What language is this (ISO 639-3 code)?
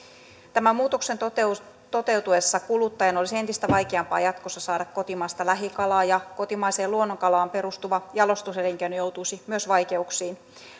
fin